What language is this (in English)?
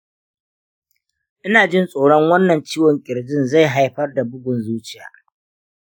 Hausa